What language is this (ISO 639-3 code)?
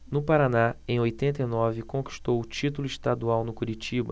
por